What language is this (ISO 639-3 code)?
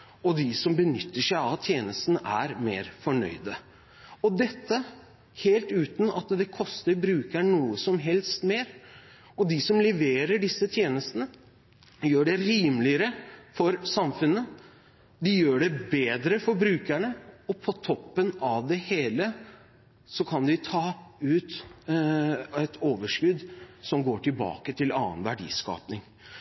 nob